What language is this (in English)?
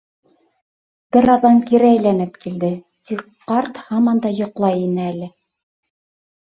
Bashkir